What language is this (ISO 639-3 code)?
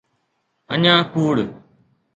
snd